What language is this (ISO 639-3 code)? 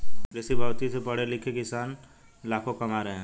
hin